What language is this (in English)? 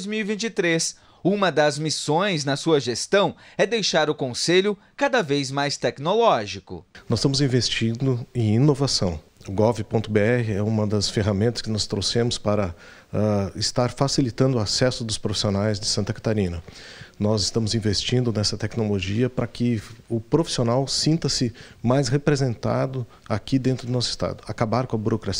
Portuguese